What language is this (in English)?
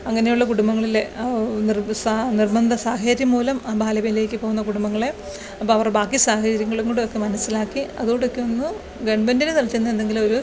Malayalam